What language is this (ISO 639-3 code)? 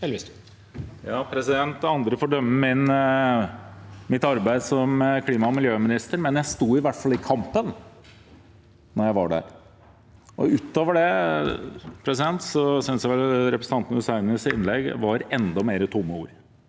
nor